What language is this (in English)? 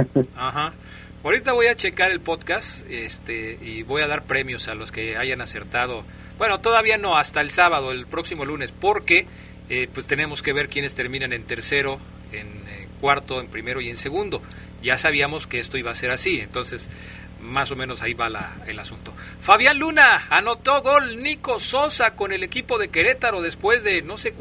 Spanish